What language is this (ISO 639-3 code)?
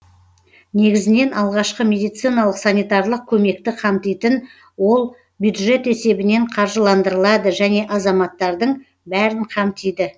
kaz